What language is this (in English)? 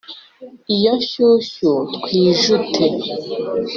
Kinyarwanda